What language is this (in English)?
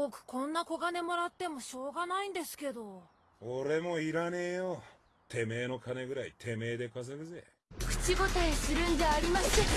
Japanese